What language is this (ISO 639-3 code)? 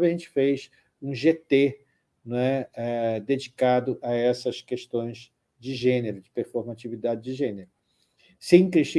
por